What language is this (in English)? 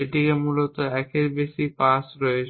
Bangla